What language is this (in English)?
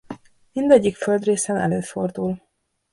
Hungarian